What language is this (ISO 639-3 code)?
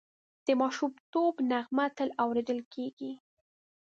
pus